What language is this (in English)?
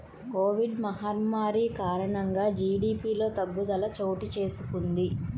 Telugu